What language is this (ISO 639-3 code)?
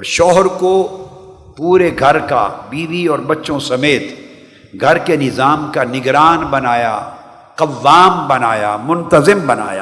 urd